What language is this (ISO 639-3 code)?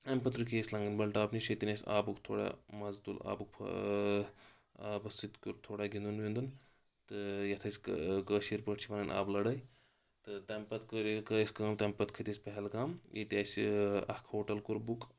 kas